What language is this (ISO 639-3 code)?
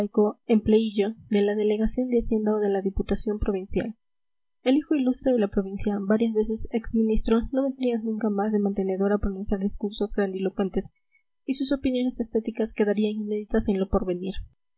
spa